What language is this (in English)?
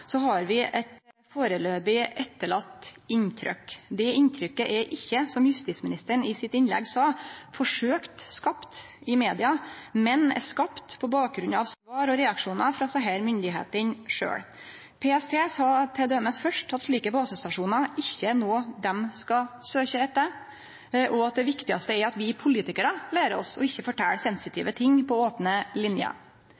Norwegian Nynorsk